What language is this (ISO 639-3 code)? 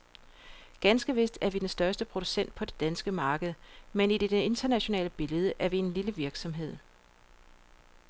dan